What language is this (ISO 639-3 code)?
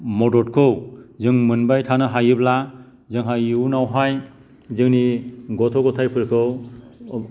brx